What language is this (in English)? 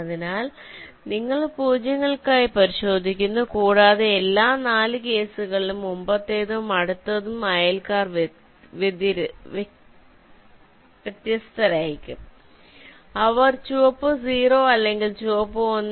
Malayalam